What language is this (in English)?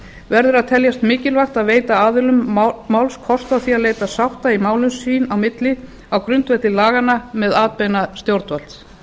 Icelandic